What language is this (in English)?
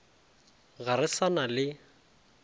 Northern Sotho